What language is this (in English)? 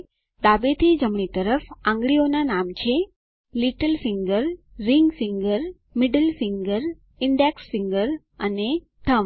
Gujarati